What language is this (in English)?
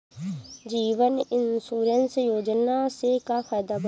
Bhojpuri